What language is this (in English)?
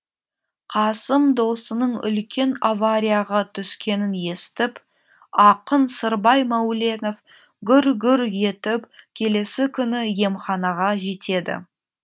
Kazakh